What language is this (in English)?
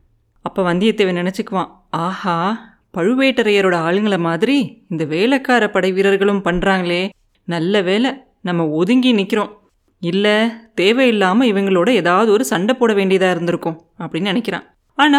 Tamil